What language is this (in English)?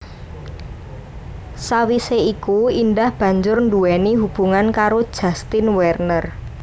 Javanese